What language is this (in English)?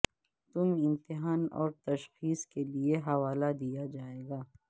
Urdu